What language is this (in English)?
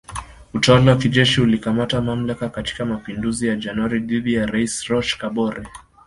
Swahili